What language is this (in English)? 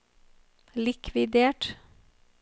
Norwegian